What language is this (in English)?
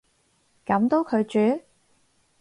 Cantonese